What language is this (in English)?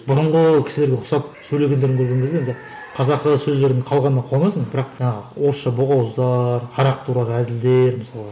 Kazakh